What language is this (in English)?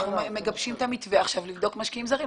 Hebrew